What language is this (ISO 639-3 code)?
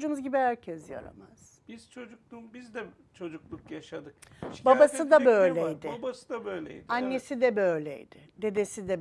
tur